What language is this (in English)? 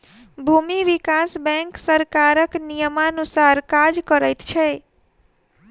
Maithili